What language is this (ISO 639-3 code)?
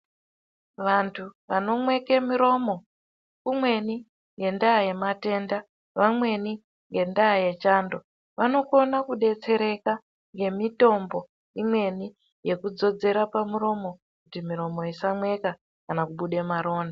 ndc